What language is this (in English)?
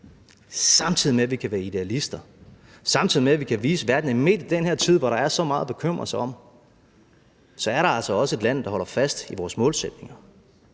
Danish